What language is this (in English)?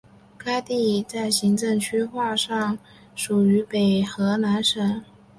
Chinese